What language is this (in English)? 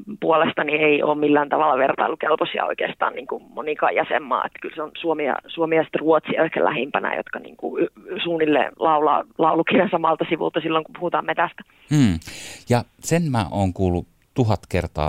Finnish